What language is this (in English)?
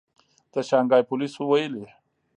Pashto